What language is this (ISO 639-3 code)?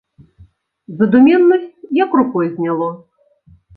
bel